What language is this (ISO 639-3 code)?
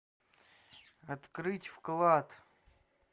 rus